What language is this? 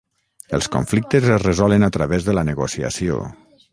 Catalan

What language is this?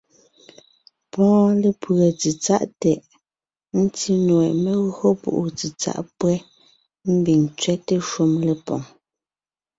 Ngiemboon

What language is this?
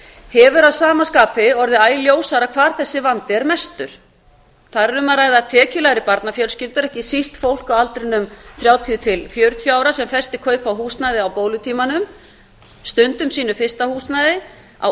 Icelandic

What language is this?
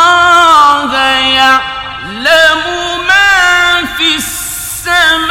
Arabic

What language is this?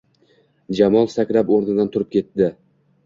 Uzbek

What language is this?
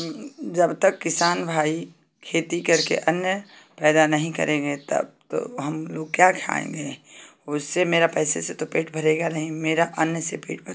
Hindi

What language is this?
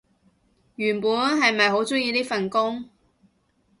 Cantonese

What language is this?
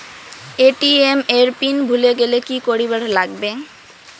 Bangla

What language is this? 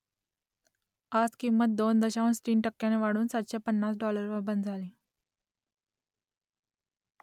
Marathi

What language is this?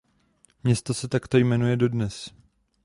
Czech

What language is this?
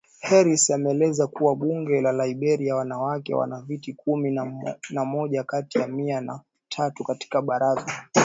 Swahili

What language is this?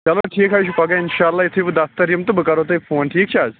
Kashmiri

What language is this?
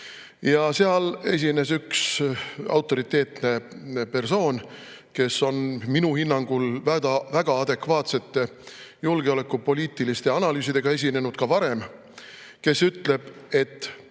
Estonian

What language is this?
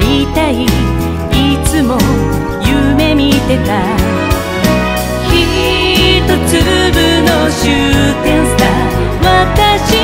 Korean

